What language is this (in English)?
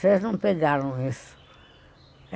Portuguese